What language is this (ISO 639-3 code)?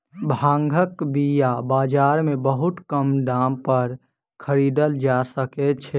mai